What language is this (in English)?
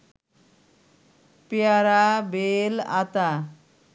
Bangla